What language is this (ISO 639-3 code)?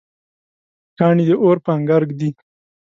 pus